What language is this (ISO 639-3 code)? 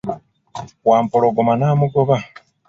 lug